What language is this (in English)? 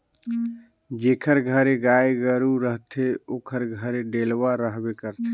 Chhattisgarhi